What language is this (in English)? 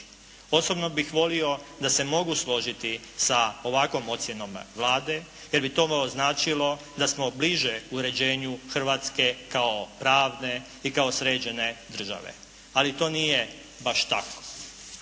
Croatian